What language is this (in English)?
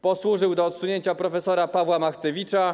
Polish